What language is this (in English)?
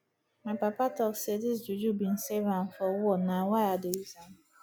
Nigerian Pidgin